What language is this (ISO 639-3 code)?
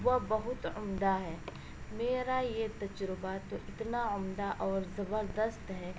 urd